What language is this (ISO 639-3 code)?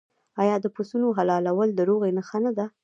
pus